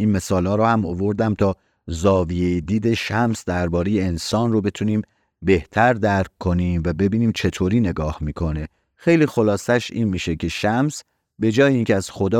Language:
Persian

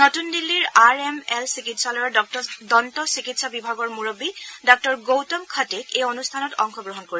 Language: Assamese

